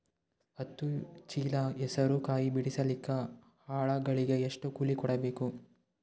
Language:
Kannada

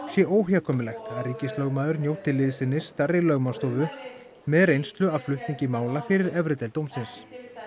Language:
Icelandic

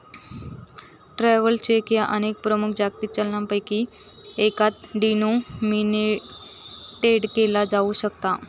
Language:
Marathi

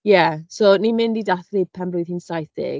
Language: Welsh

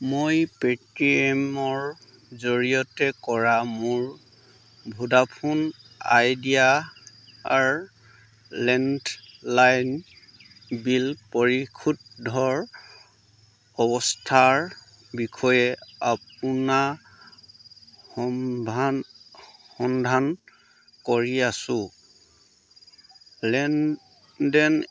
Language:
Assamese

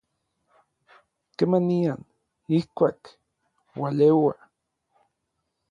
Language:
Orizaba Nahuatl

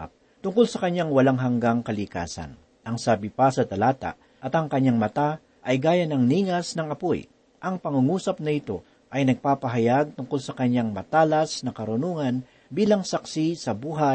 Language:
Filipino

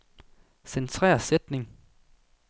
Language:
Danish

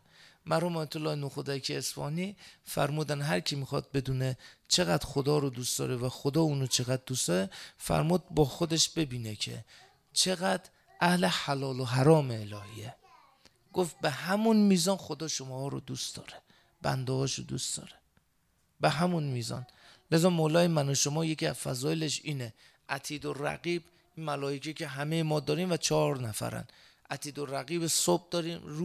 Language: Persian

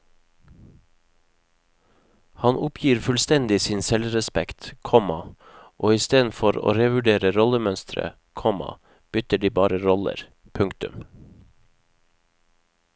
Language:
Norwegian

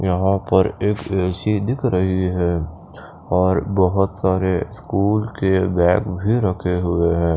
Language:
Hindi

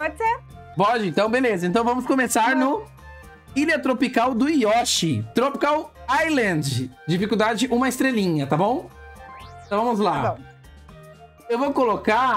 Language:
Portuguese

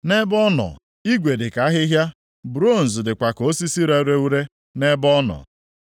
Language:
Igbo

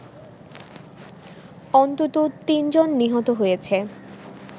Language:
Bangla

